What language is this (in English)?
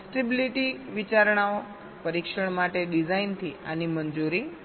Gujarati